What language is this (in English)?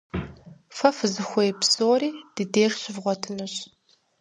Kabardian